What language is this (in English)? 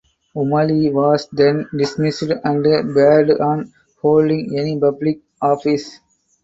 English